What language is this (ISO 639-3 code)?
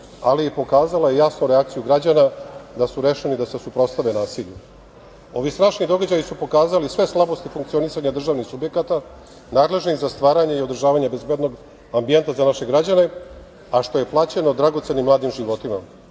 srp